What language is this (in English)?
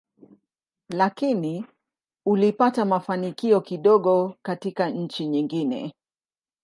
Swahili